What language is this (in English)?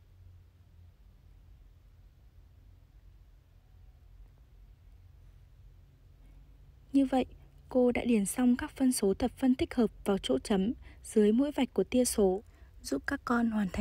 Vietnamese